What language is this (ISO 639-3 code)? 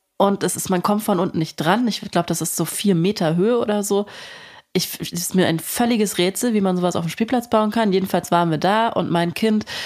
deu